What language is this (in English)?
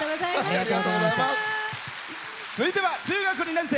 Japanese